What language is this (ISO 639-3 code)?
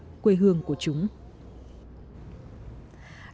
vie